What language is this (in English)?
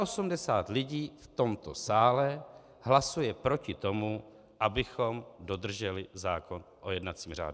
Czech